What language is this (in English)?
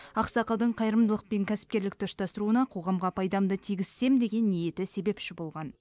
Kazakh